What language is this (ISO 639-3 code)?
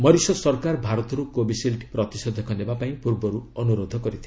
ori